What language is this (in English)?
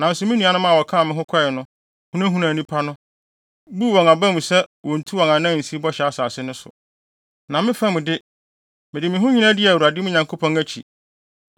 Akan